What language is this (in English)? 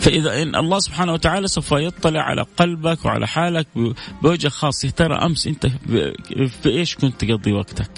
Arabic